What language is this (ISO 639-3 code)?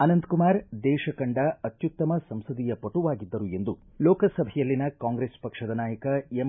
kan